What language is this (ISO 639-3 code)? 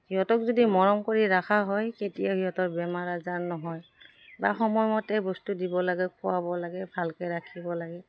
asm